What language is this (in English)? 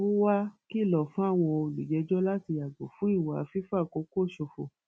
Yoruba